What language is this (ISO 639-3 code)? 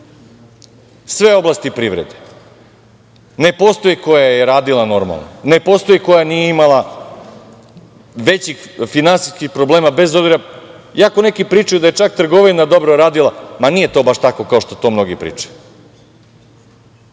srp